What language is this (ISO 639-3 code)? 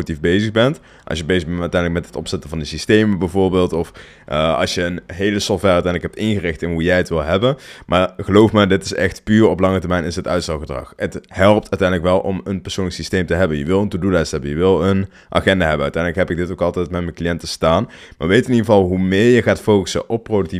nld